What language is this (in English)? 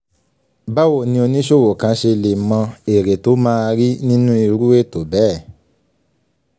Yoruba